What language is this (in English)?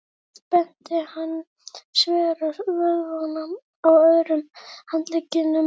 Icelandic